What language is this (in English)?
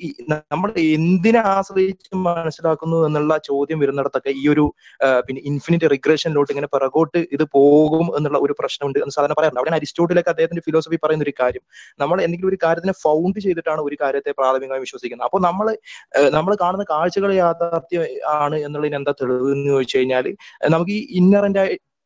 Malayalam